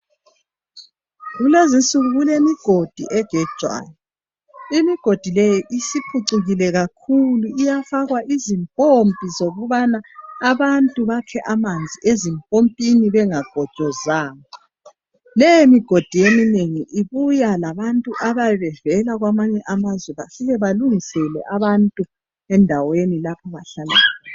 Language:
North Ndebele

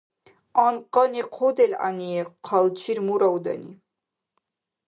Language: Dargwa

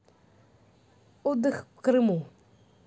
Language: Russian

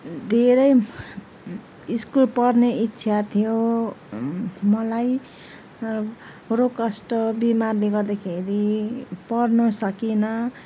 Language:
Nepali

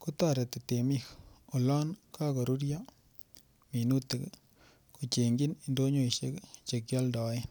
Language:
Kalenjin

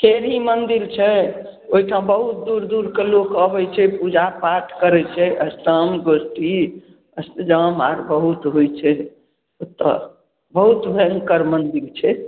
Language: Maithili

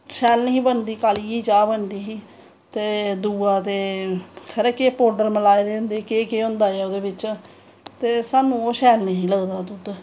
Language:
Dogri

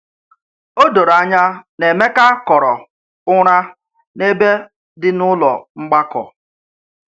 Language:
Igbo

